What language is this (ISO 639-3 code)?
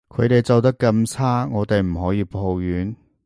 yue